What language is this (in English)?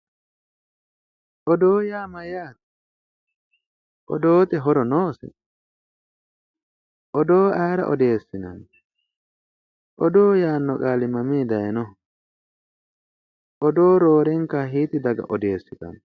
Sidamo